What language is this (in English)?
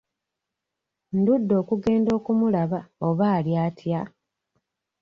Ganda